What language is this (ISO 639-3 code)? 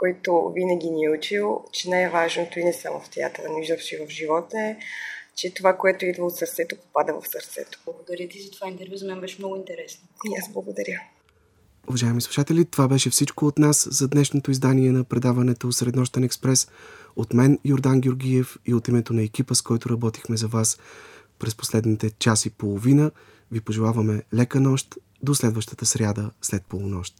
bul